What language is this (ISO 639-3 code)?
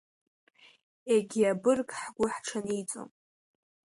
abk